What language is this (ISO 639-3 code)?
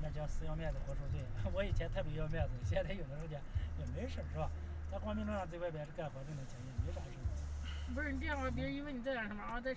zho